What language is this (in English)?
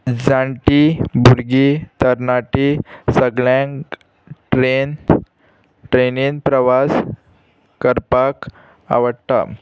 Konkani